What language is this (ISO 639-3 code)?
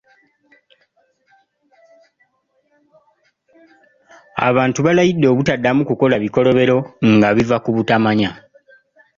lug